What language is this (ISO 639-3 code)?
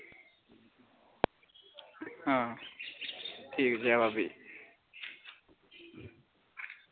doi